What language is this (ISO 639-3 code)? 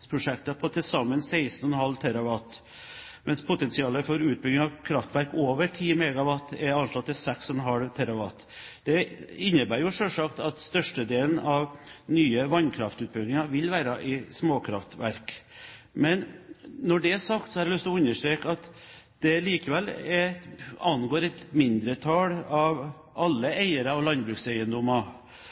nob